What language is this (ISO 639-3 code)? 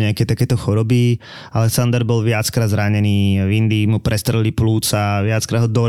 slk